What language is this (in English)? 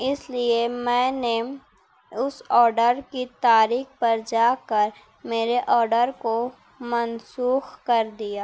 Urdu